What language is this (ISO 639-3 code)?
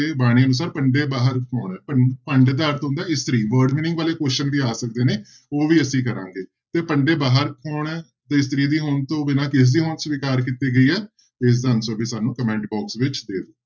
pan